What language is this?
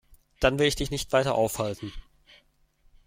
German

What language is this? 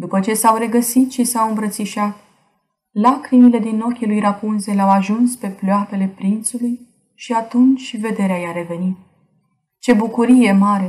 Romanian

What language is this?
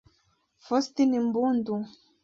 Kinyarwanda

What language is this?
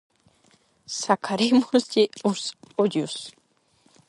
Galician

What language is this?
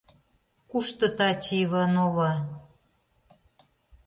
Mari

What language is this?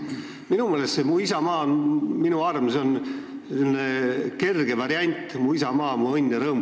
Estonian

